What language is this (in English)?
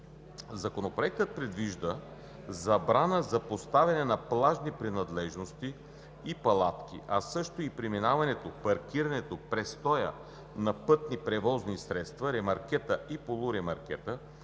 Bulgarian